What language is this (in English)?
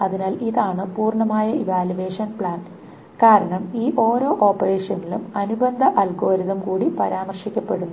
Malayalam